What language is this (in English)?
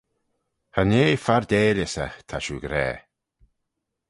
Manx